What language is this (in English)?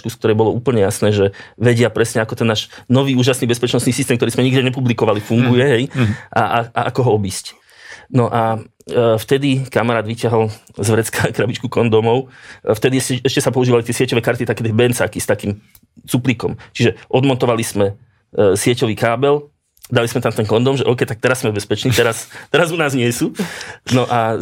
Slovak